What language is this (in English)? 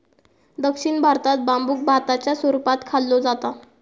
Marathi